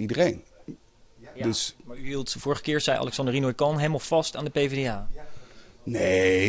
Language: Dutch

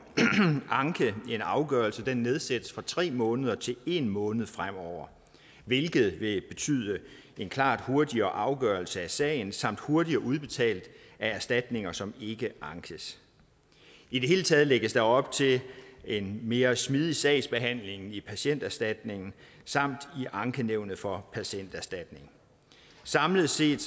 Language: Danish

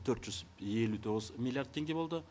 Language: Kazakh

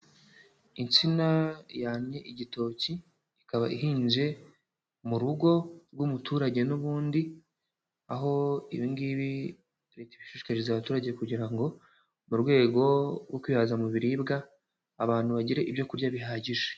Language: Kinyarwanda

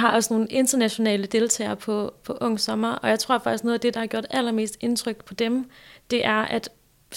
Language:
Danish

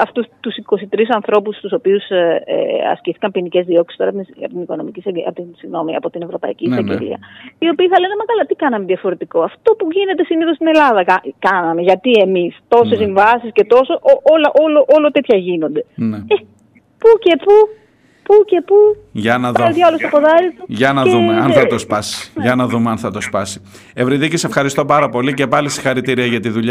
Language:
Greek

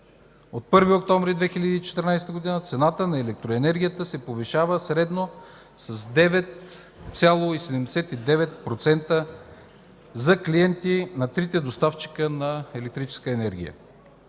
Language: Bulgarian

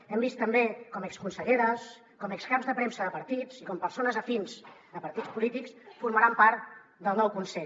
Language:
Catalan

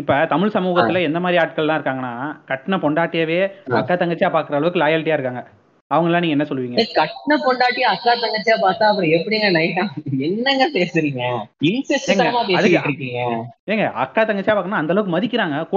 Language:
Tamil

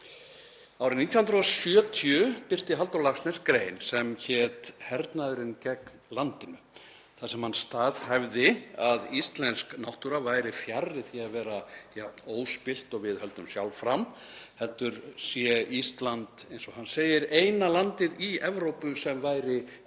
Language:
Icelandic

